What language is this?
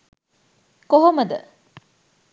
Sinhala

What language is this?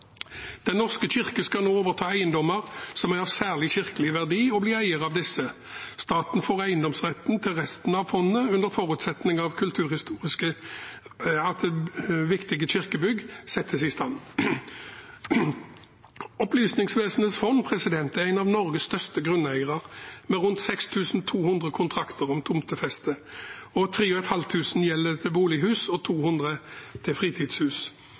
Norwegian Bokmål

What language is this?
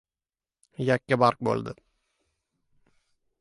Uzbek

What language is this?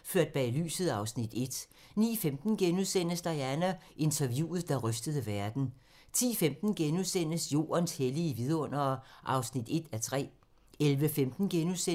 Danish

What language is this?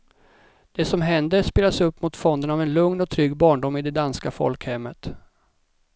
Swedish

